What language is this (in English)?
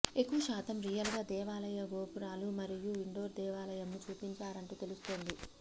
Telugu